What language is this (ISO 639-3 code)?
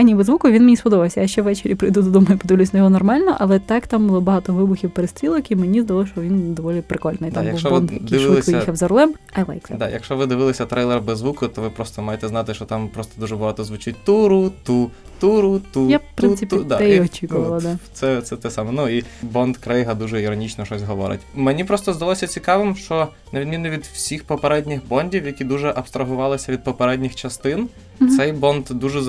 ukr